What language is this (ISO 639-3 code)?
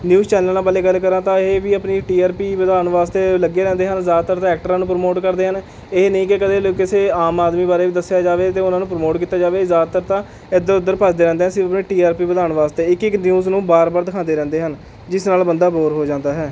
pan